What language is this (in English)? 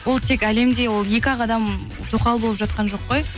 Kazakh